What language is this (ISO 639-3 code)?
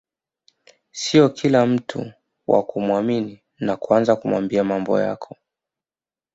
swa